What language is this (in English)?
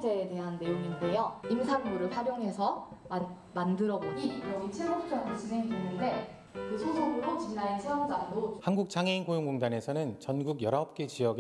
Korean